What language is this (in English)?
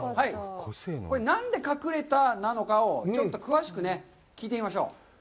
Japanese